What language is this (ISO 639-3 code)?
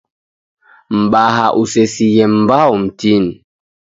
dav